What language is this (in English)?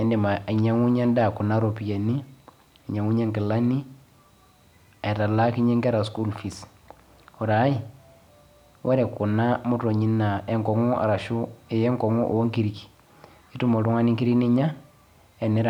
Masai